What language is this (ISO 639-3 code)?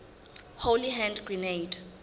sot